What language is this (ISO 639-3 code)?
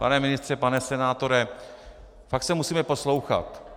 ces